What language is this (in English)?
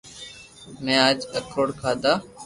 Loarki